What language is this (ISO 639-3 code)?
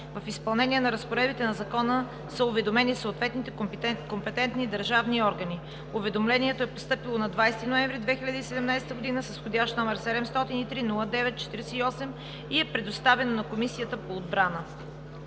bul